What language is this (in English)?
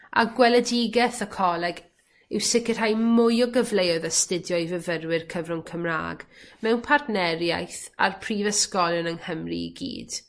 Welsh